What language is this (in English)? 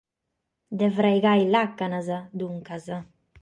Sardinian